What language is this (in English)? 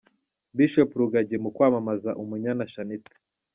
Kinyarwanda